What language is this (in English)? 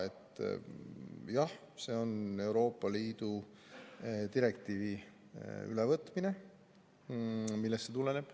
Estonian